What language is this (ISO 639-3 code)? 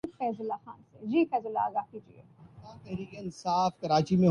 urd